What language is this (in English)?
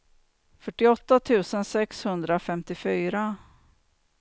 Swedish